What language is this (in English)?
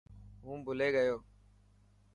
Dhatki